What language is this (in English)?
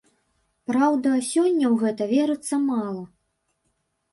Belarusian